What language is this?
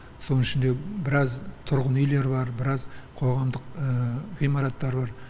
Kazakh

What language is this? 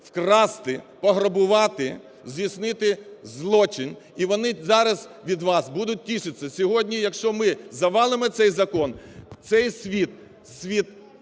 Ukrainian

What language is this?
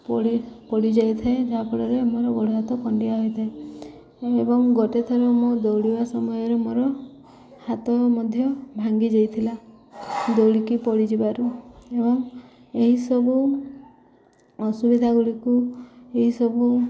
Odia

